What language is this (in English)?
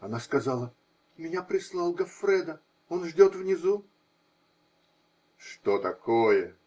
Russian